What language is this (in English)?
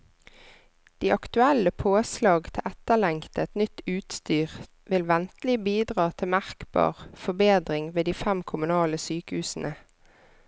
Norwegian